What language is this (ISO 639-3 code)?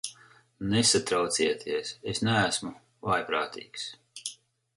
lav